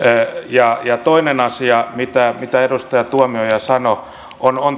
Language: Finnish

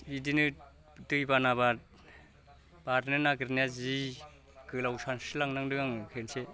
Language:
Bodo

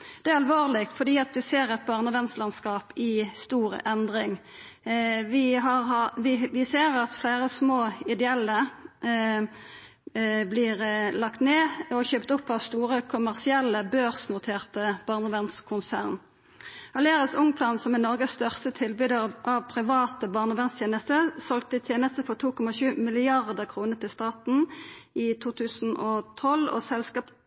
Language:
Norwegian Nynorsk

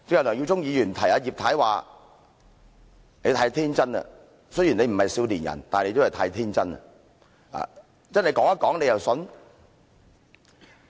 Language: Cantonese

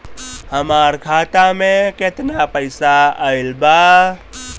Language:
Bhojpuri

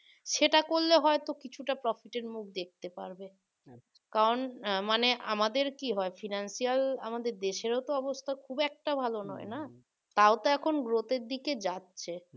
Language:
Bangla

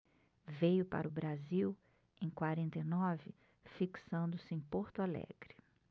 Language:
Portuguese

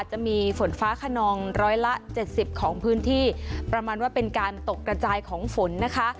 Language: Thai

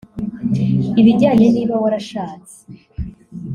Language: Kinyarwanda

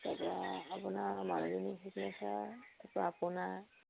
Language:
Assamese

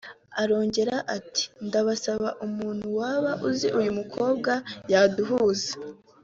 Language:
Kinyarwanda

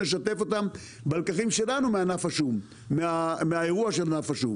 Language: Hebrew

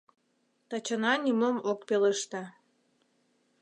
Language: Mari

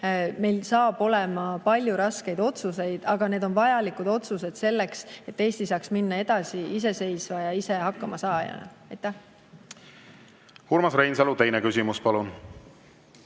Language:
Estonian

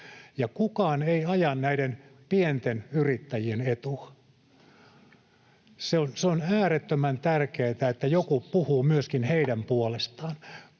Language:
Finnish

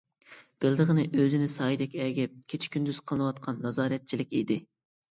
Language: Uyghur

